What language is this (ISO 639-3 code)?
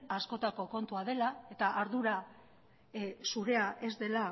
eus